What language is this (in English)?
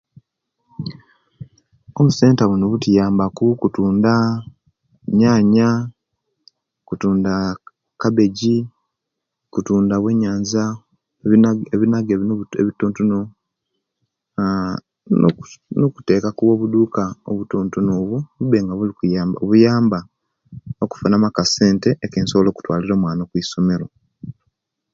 Kenyi